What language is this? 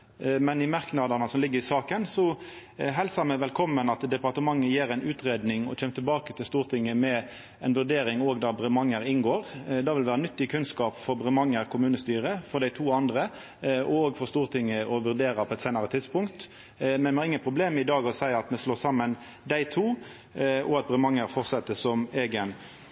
Norwegian Nynorsk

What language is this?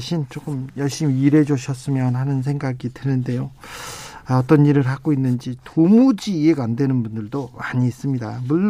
Korean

